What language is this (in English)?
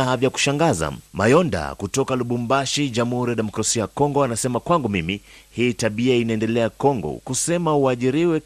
Swahili